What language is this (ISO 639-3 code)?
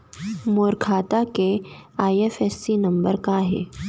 hne